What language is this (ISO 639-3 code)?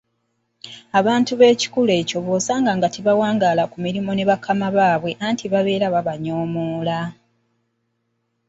lug